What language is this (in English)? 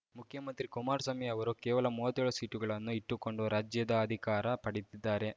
Kannada